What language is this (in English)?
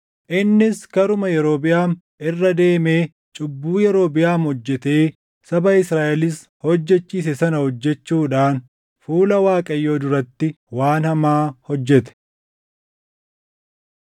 Oromo